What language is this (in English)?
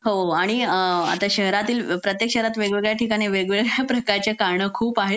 Marathi